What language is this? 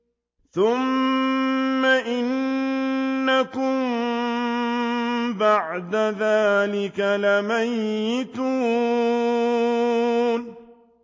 Arabic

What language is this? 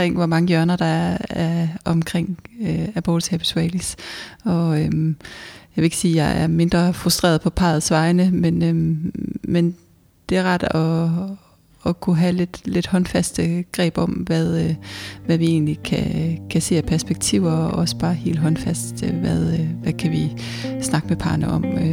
Danish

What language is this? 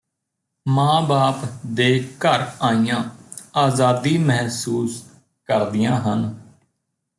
Punjabi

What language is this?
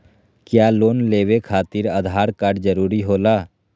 Magahi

